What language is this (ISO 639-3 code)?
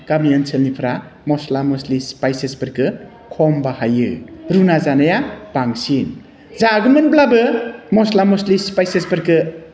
brx